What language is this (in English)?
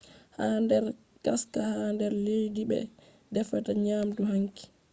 Fula